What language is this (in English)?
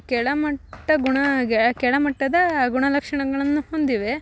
Kannada